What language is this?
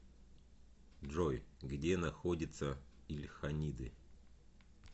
Russian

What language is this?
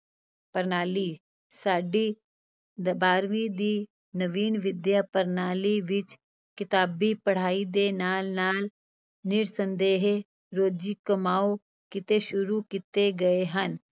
Punjabi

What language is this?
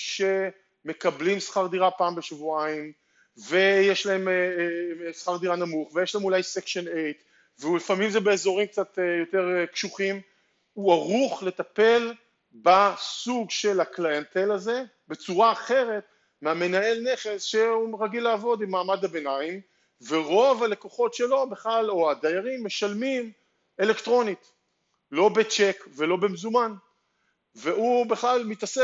Hebrew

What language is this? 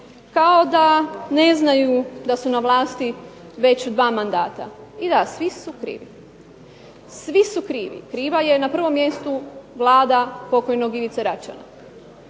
Croatian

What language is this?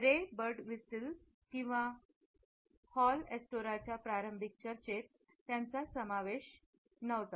Marathi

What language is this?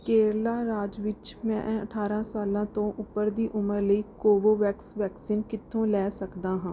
Punjabi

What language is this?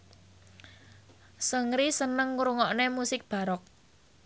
Javanese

